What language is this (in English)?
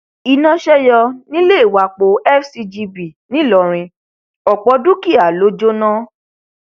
Yoruba